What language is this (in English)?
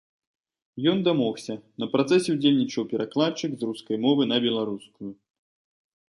Belarusian